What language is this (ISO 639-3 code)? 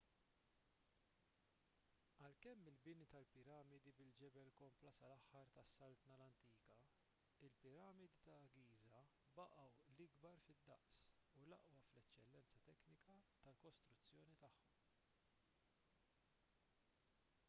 mlt